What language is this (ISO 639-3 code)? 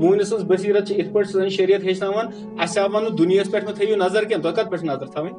hin